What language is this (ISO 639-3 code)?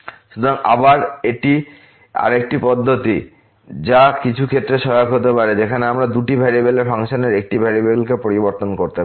ben